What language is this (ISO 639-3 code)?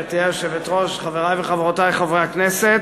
heb